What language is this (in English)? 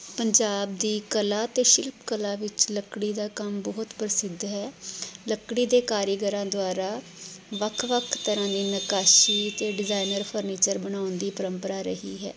Punjabi